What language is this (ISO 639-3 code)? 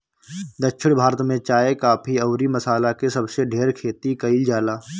bho